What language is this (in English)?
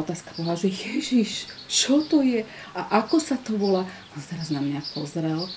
Slovak